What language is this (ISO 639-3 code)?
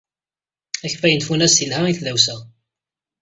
kab